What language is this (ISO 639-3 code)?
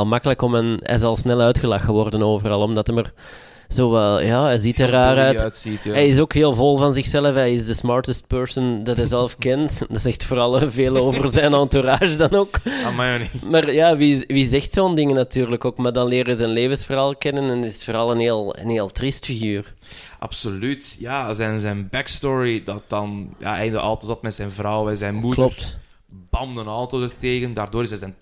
nld